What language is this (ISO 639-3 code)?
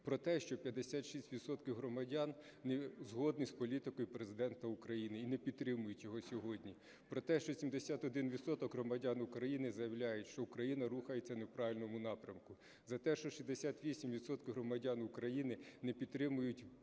ukr